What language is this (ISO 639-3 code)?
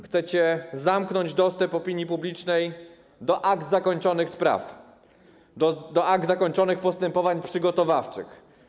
pol